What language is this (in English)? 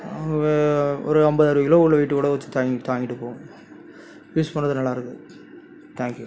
Tamil